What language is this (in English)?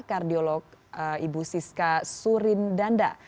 Indonesian